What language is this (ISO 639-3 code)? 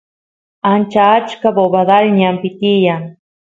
qus